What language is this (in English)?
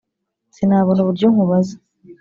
Kinyarwanda